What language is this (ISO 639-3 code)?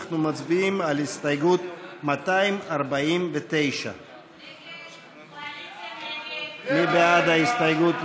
heb